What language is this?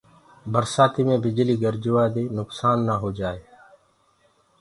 Gurgula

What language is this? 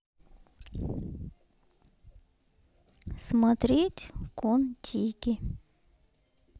Russian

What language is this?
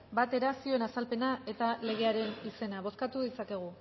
Basque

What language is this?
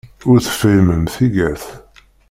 Kabyle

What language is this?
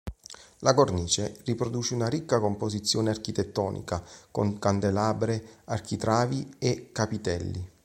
Italian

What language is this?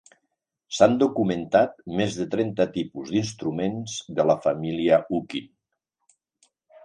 Catalan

